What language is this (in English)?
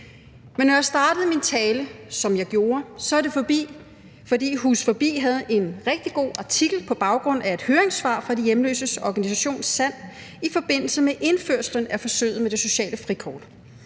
Danish